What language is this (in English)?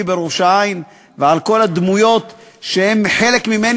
Hebrew